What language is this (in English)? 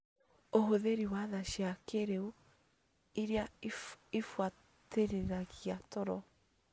Kikuyu